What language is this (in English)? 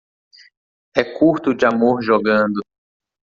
Portuguese